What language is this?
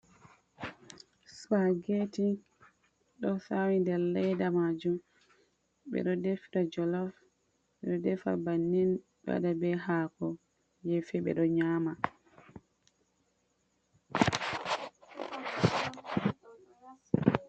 Fula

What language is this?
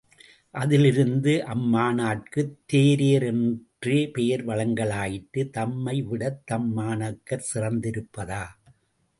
Tamil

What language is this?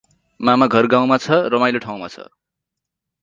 Nepali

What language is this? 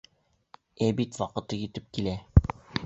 Bashkir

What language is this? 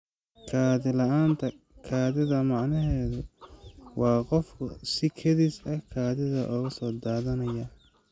Somali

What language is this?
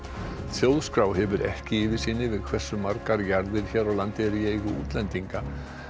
Icelandic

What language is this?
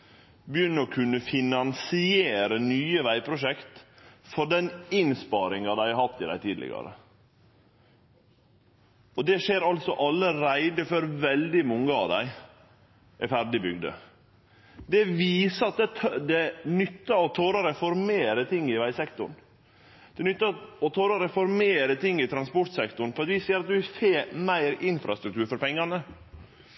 Norwegian Nynorsk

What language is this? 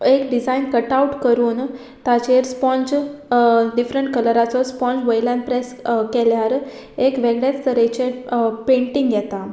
Konkani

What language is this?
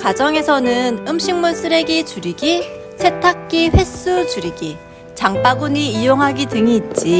Korean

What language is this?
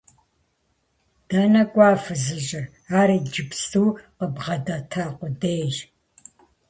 Kabardian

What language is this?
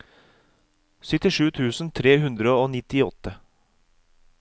Norwegian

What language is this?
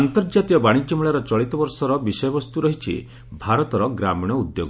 Odia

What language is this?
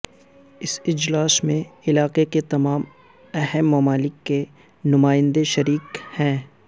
Urdu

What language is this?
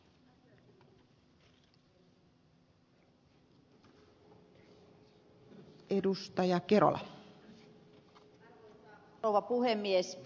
Finnish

